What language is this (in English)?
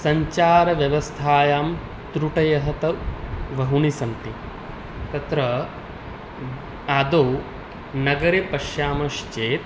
Sanskrit